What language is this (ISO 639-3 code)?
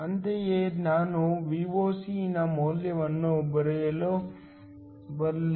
kan